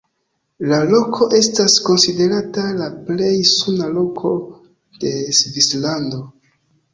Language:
Esperanto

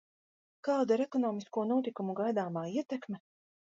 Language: Latvian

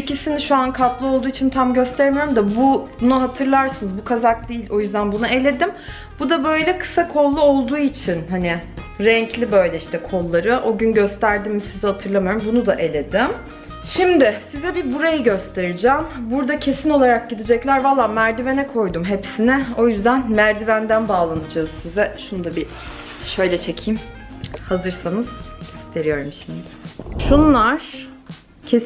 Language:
Turkish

